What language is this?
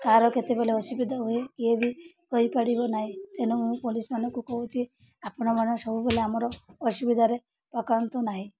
Odia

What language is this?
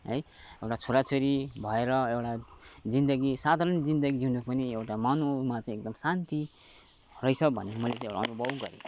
Nepali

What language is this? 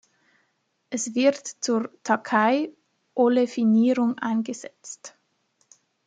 German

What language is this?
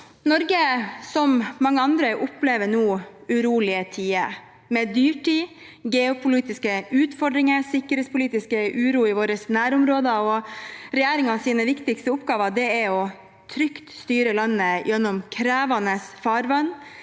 Norwegian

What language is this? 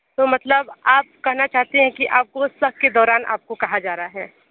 Hindi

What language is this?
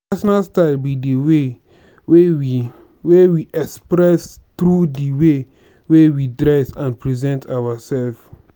Nigerian Pidgin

